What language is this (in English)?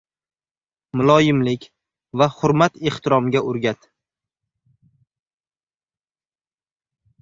Uzbek